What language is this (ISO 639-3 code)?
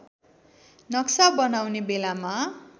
nep